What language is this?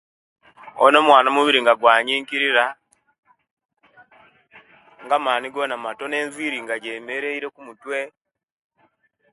Kenyi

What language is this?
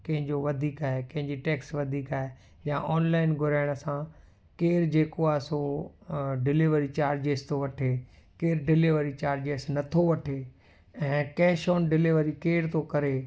Sindhi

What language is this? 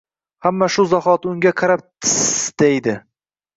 Uzbek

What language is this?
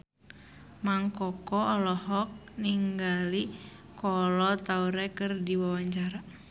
Sundanese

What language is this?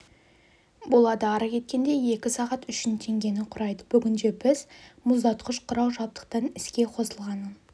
Kazakh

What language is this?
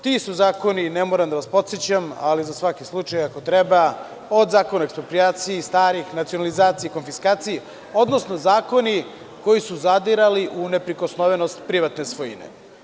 Serbian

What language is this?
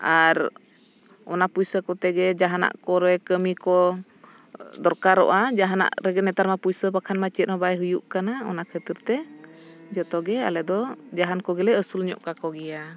Santali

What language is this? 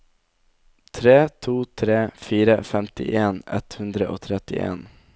Norwegian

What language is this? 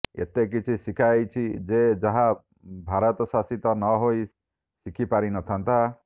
Odia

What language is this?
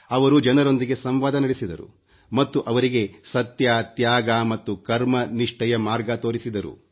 Kannada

